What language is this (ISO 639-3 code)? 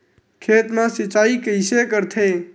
hne